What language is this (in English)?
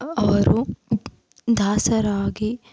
Kannada